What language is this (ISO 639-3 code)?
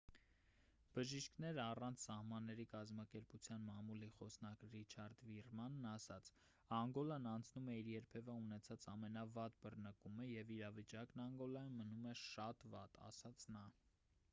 hye